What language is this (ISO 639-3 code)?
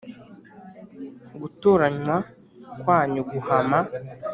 kin